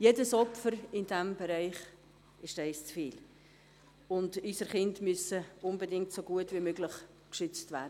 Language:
Swiss German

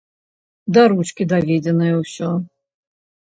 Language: Belarusian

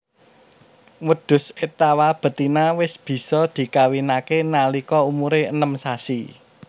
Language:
Javanese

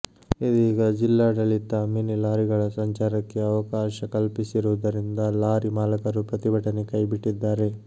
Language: Kannada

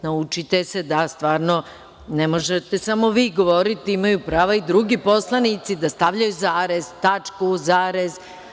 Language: Serbian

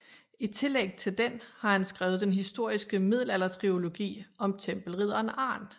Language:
Danish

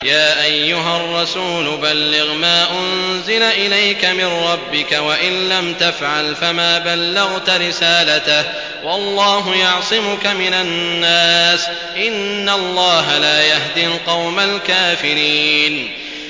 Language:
Arabic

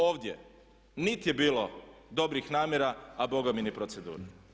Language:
Croatian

